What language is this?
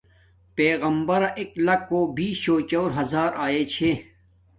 Domaaki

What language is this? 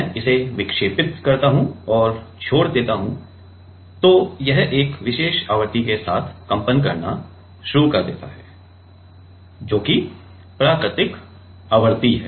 Hindi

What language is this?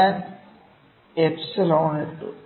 Malayalam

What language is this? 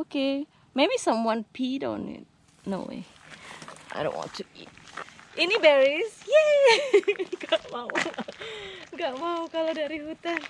Indonesian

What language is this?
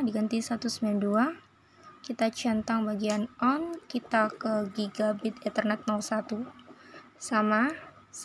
Indonesian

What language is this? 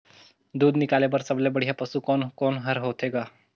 Chhattisgarhi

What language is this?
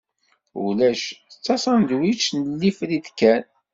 Kabyle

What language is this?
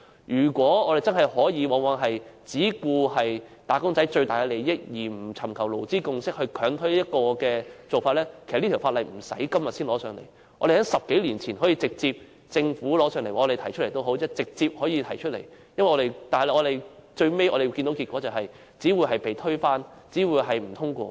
Cantonese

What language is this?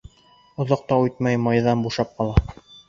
Bashkir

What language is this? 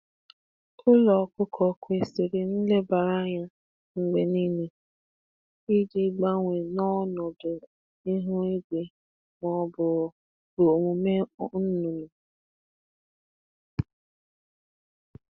Igbo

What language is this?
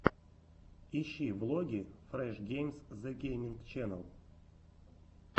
Russian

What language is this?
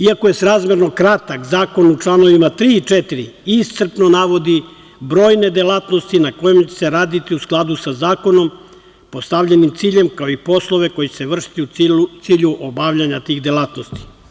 Serbian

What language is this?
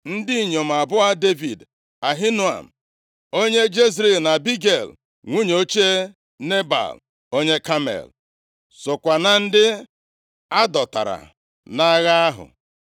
Igbo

